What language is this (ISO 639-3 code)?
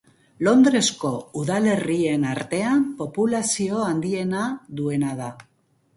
eus